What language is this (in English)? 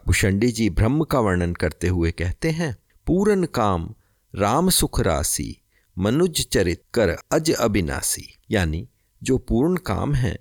Hindi